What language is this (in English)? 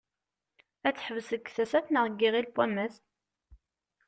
Kabyle